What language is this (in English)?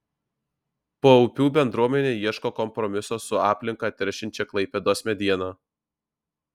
Lithuanian